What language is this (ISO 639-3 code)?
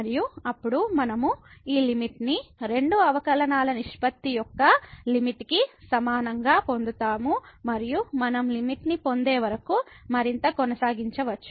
tel